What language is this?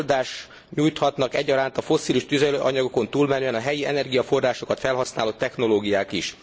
Hungarian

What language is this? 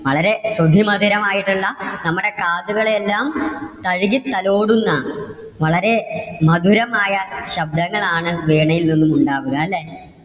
Malayalam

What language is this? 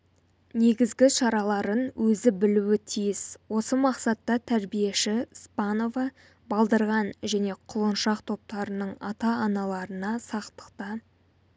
Kazakh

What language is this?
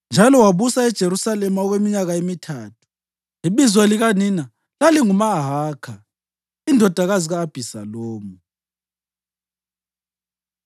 North Ndebele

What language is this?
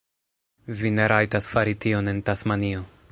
Esperanto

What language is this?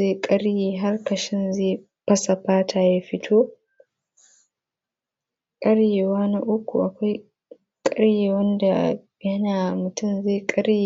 Hausa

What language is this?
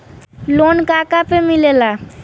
Bhojpuri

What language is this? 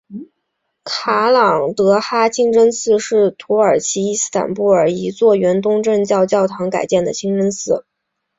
Chinese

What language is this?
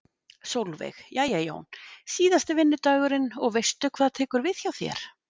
Icelandic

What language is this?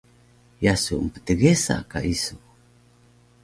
Taroko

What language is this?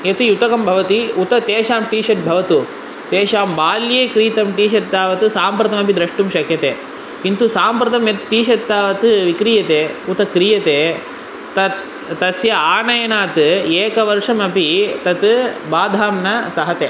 Sanskrit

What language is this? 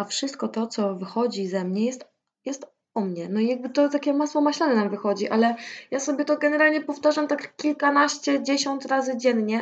Polish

